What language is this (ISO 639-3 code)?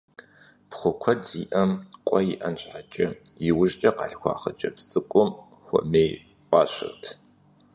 kbd